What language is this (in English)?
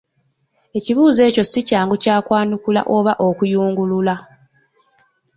Ganda